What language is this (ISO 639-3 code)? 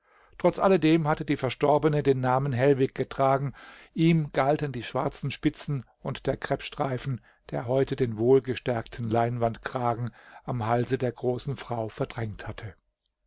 deu